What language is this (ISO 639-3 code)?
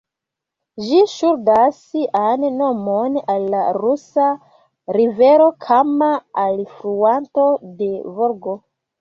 epo